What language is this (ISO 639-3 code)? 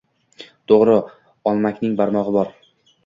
uzb